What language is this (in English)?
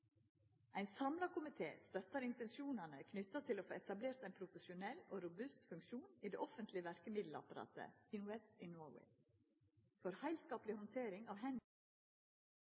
Norwegian Nynorsk